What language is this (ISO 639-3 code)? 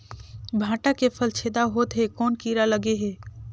hne